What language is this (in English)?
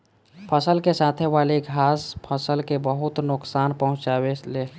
Bhojpuri